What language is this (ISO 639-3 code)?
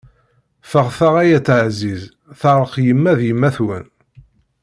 kab